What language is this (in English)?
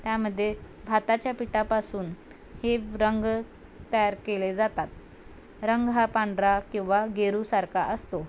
Marathi